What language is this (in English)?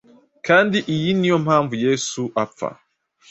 Kinyarwanda